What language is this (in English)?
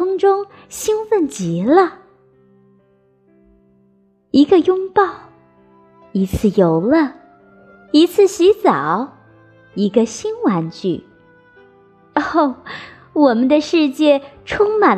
Chinese